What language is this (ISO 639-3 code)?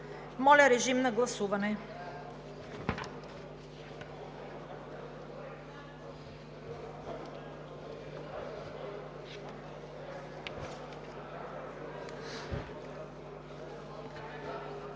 bul